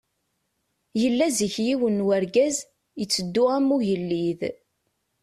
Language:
Kabyle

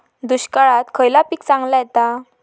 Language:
Marathi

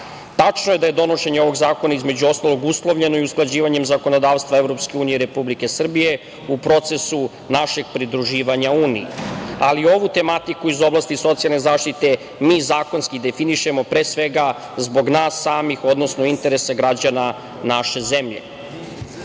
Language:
Serbian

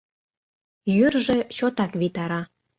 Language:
Mari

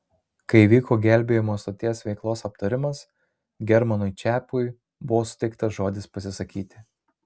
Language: Lithuanian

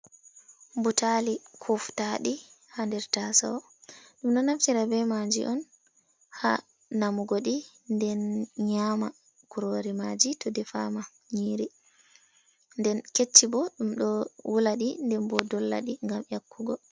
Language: Fula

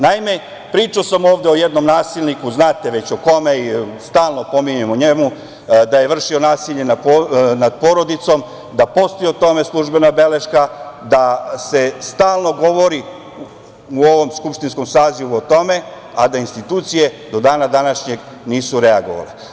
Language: Serbian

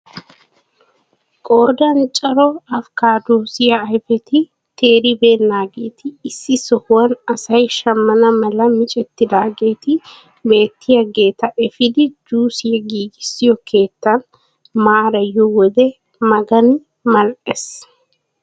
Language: Wolaytta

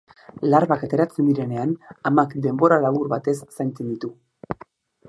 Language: Basque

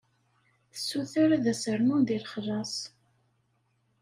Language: Kabyle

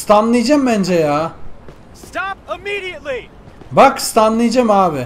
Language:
Turkish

